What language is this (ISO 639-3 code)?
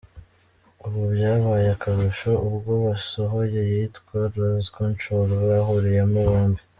kin